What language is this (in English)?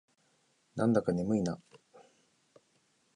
Japanese